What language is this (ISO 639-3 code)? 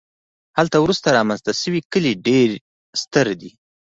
pus